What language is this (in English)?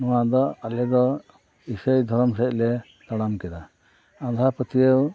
Santali